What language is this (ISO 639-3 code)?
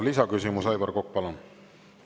est